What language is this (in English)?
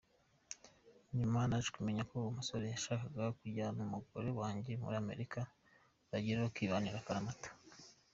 Kinyarwanda